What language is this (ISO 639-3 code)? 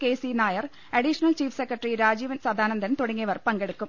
mal